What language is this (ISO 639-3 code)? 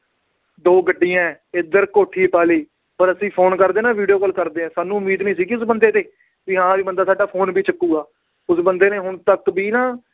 pan